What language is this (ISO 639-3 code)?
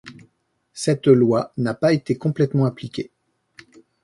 fra